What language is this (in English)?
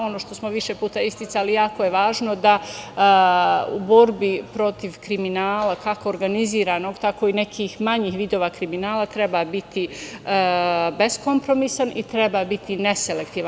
Serbian